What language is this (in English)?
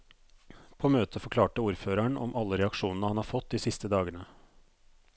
Norwegian